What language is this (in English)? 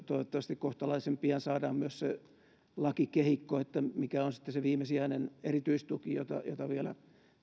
Finnish